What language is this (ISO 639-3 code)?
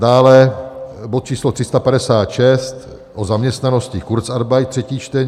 ces